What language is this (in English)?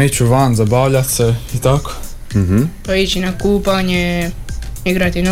Croatian